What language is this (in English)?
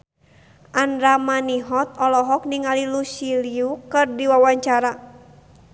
Sundanese